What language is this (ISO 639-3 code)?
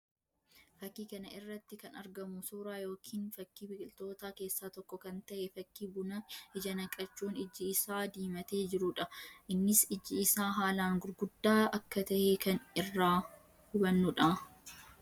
orm